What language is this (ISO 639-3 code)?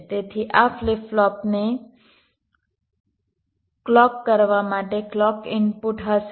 guj